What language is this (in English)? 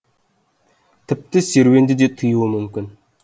Kazakh